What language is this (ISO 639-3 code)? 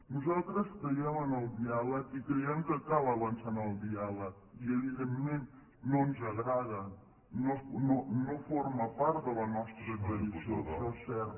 cat